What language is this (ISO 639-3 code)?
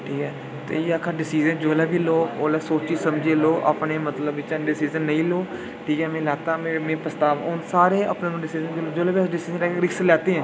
doi